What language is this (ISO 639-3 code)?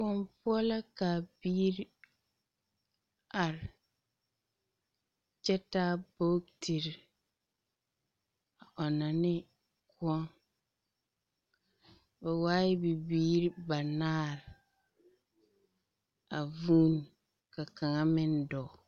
dga